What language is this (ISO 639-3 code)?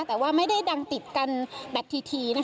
tha